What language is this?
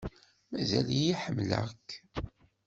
Kabyle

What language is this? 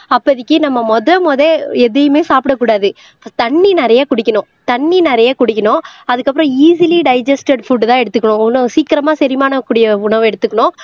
Tamil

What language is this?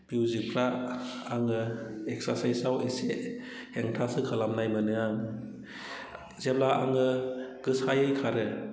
Bodo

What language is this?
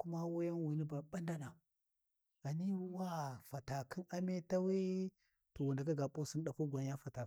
Warji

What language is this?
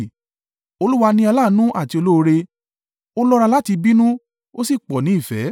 Yoruba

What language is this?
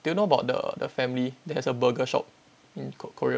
English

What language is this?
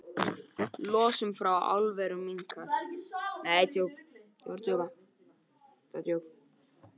Icelandic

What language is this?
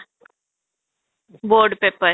Odia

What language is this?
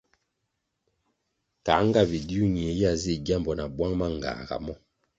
Kwasio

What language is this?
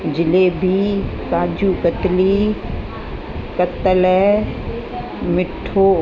Sindhi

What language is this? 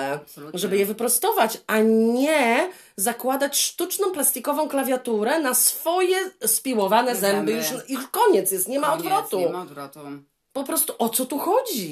Polish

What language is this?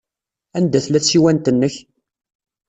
Kabyle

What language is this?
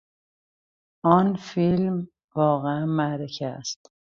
Persian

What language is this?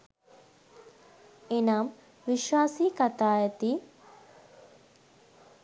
Sinhala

